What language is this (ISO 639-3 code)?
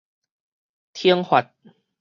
nan